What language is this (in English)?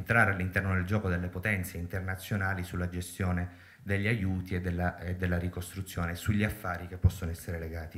Italian